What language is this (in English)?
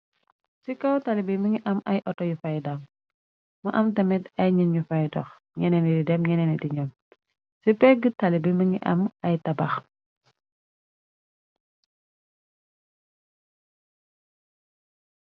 Wolof